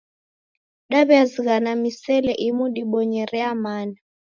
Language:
Taita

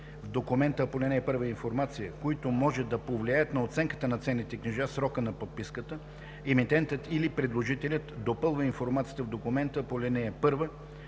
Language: Bulgarian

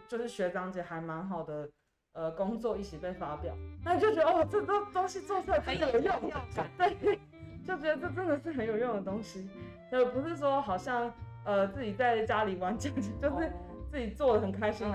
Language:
Chinese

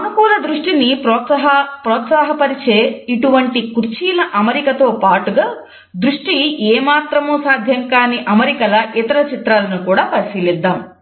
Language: Telugu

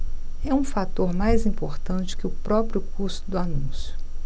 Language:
Portuguese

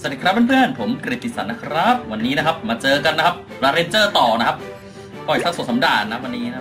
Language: Thai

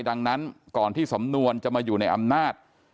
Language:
Thai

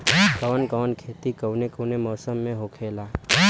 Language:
Bhojpuri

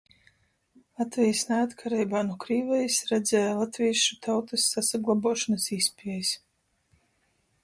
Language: Latgalian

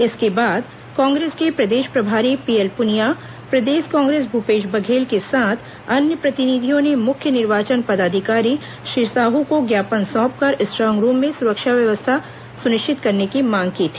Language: Hindi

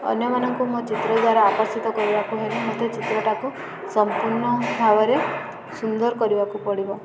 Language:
Odia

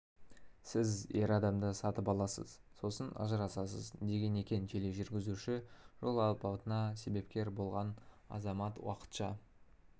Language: Kazakh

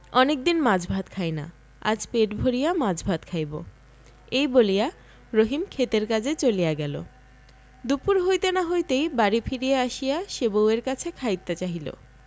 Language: Bangla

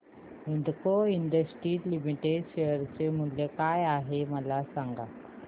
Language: Marathi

